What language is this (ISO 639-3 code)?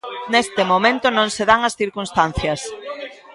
glg